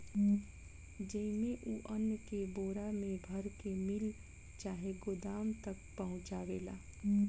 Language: Bhojpuri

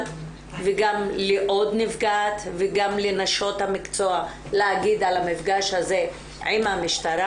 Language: Hebrew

